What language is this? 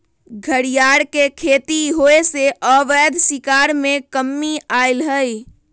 Magahi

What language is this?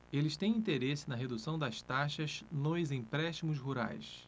Portuguese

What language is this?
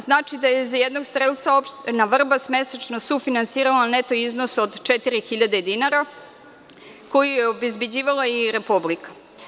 Serbian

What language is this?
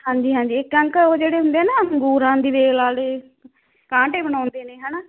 Punjabi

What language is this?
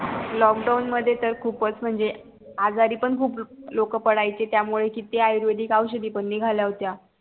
Marathi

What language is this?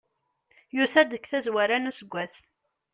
Kabyle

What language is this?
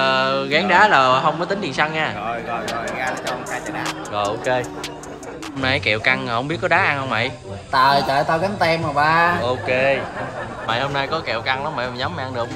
Vietnamese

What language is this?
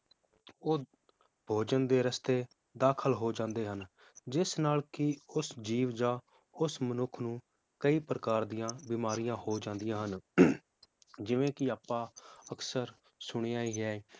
Punjabi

